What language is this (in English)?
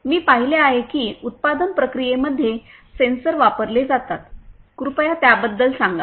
Marathi